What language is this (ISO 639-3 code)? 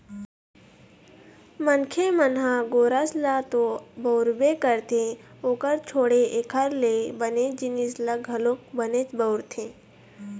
hne